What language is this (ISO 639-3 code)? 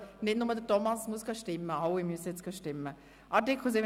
gsw